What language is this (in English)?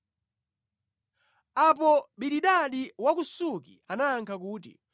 Nyanja